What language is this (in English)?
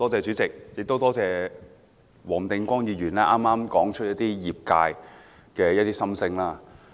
Cantonese